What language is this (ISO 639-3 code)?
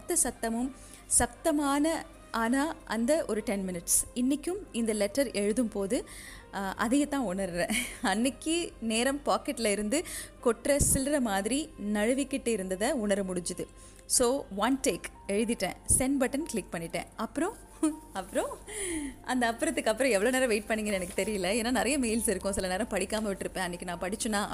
tam